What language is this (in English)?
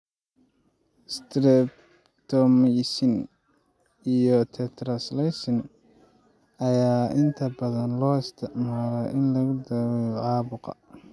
Somali